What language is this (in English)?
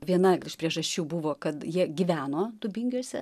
Lithuanian